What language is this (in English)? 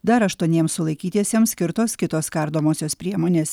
Lithuanian